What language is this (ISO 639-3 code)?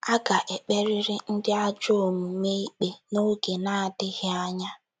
ibo